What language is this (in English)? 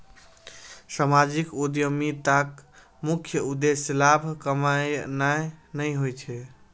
Maithili